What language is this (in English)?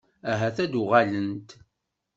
Kabyle